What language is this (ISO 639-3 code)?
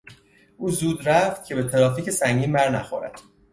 fas